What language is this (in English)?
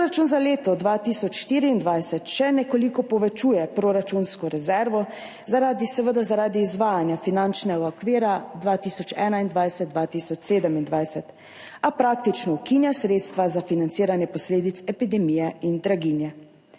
Slovenian